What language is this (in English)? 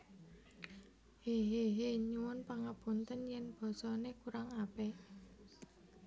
Javanese